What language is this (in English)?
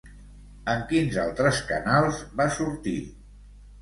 Catalan